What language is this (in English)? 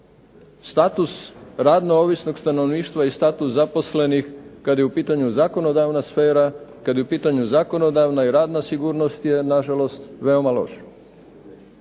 Croatian